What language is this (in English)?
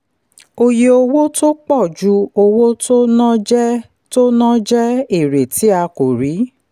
Yoruba